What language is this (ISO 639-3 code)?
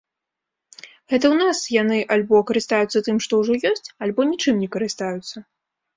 bel